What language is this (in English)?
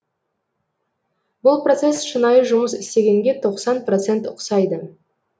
Kazakh